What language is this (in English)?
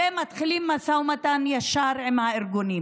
Hebrew